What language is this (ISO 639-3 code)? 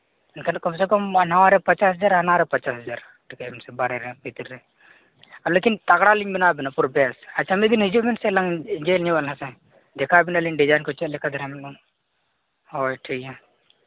sat